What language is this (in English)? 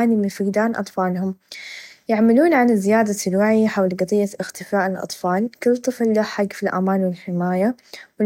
Najdi Arabic